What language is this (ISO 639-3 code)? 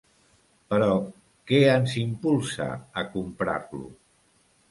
cat